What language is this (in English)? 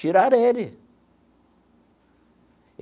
Portuguese